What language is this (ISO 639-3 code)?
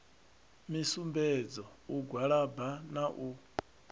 ven